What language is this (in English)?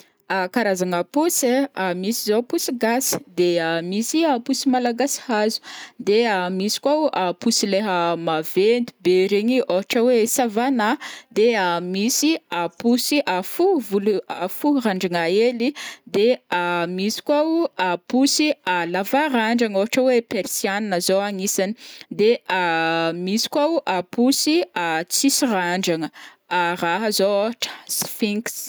Northern Betsimisaraka Malagasy